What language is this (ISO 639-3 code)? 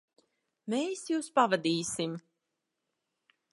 lav